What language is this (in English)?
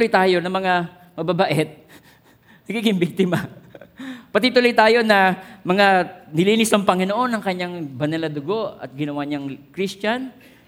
Filipino